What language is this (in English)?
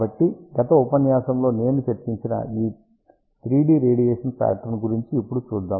Telugu